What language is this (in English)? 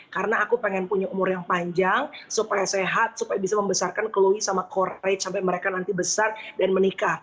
Indonesian